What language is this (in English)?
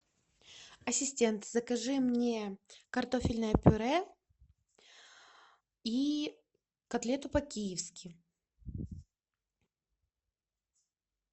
Russian